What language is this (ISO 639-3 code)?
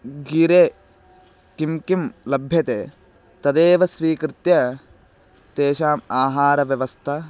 san